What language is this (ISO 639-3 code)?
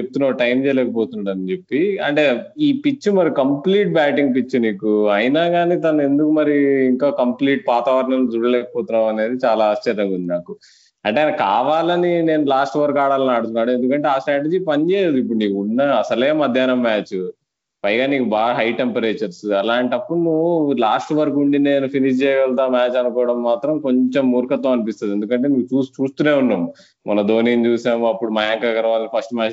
tel